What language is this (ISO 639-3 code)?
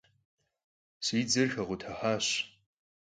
kbd